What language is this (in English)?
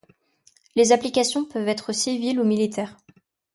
French